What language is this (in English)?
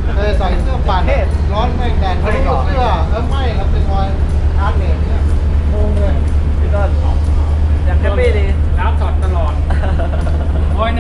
Thai